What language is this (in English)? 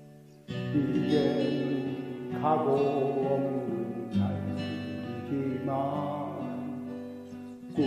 Korean